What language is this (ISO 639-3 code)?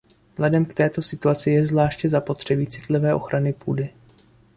ces